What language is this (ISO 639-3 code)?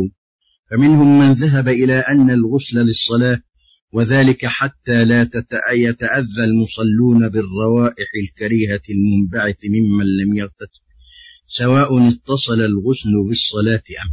ara